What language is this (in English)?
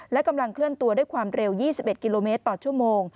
Thai